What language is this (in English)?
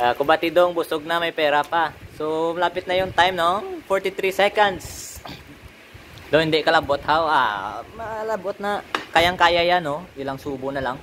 Filipino